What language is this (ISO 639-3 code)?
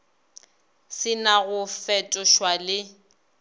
nso